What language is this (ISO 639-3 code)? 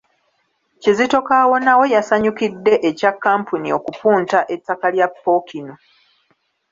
lug